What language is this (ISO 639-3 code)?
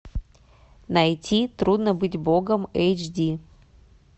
rus